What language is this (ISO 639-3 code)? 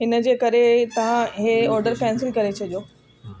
snd